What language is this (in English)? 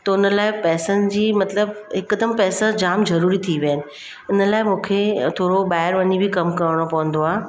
Sindhi